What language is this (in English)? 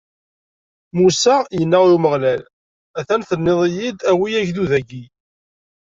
Kabyle